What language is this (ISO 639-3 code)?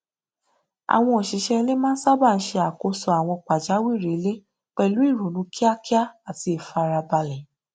yor